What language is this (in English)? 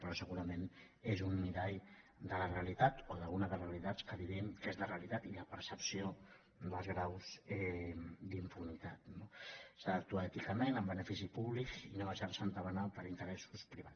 Catalan